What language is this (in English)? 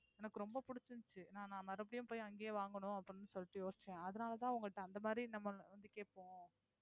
Tamil